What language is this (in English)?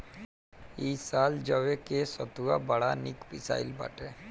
Bhojpuri